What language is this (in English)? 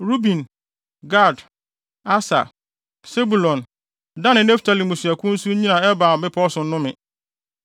Akan